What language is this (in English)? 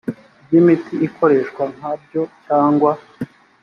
Kinyarwanda